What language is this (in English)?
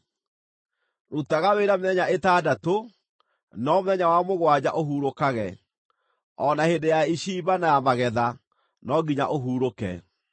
Kikuyu